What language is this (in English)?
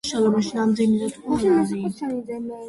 Georgian